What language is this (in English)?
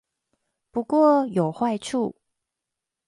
Chinese